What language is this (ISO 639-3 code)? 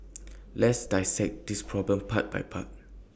eng